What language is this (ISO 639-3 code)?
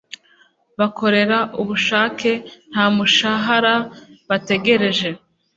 kin